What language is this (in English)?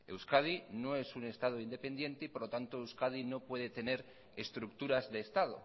Spanish